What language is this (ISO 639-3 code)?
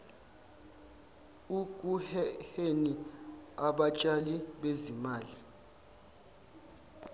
zul